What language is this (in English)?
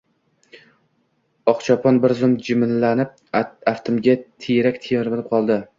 Uzbek